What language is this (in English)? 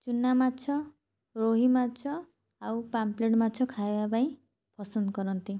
Odia